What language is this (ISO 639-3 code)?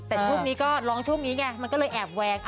tha